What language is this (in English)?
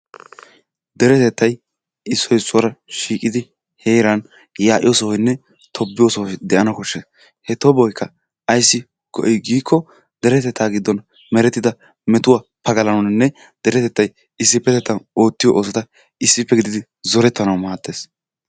Wolaytta